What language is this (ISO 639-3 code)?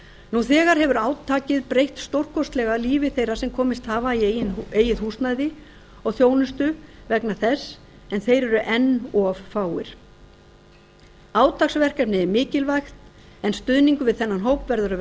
isl